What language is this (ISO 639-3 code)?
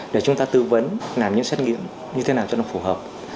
vie